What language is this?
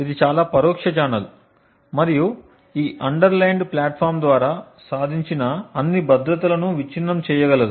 Telugu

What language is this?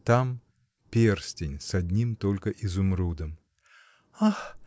Russian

